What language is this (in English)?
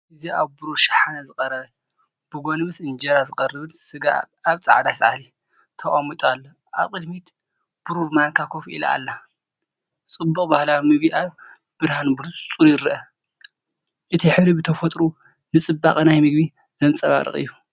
Tigrinya